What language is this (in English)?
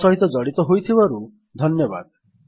Odia